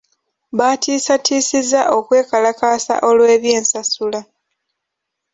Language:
Ganda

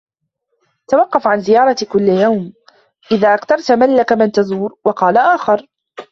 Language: Arabic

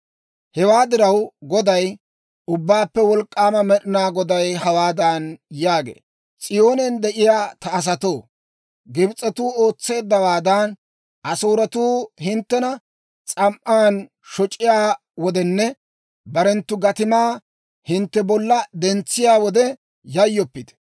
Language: Dawro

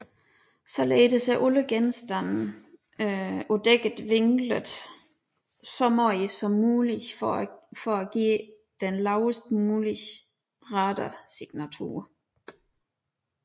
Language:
Danish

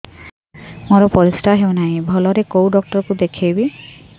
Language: Odia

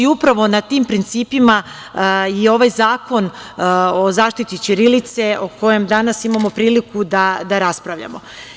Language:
Serbian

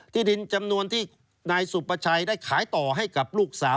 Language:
Thai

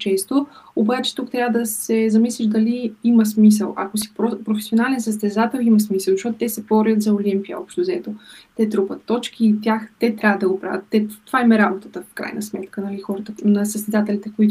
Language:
Bulgarian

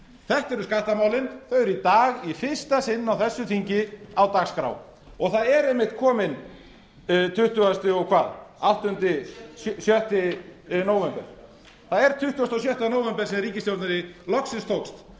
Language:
Icelandic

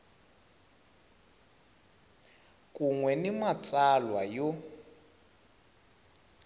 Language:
Tsonga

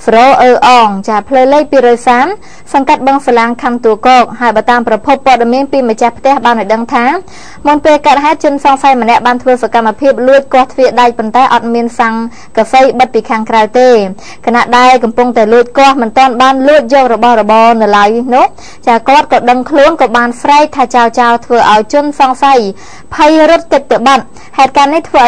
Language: Vietnamese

